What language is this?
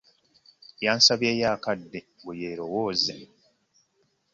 Ganda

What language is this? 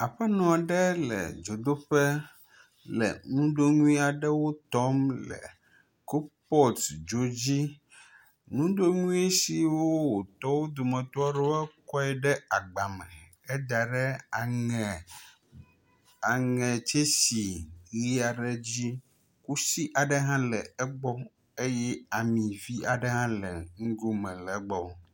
Ewe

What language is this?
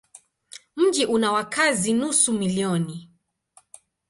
Swahili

